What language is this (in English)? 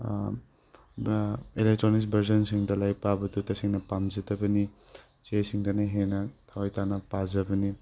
Manipuri